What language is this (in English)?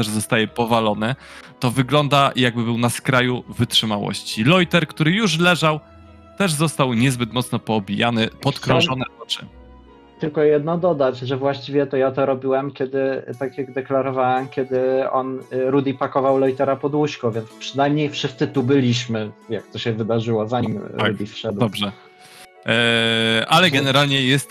Polish